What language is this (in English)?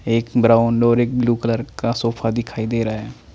Hindi